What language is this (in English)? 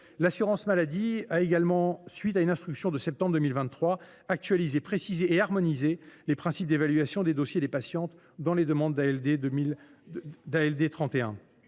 French